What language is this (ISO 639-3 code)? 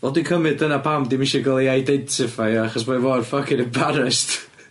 cym